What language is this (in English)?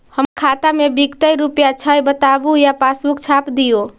Magahi